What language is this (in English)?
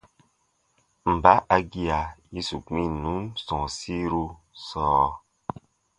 Baatonum